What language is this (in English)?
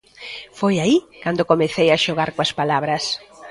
Galician